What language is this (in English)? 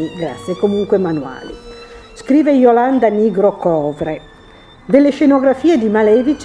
Italian